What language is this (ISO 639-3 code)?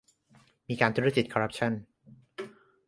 tha